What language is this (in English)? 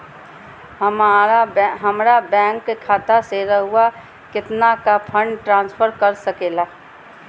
Magahi